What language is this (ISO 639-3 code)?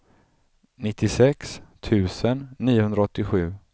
swe